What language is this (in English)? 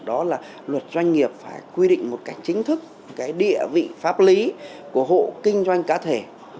Vietnamese